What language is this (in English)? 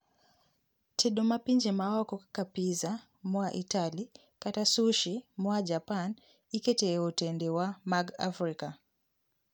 Luo (Kenya and Tanzania)